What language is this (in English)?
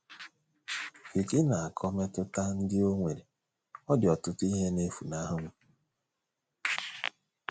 Igbo